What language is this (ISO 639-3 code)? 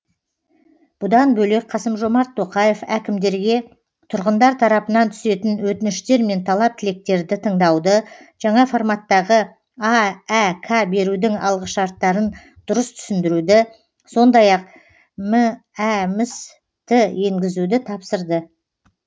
kaz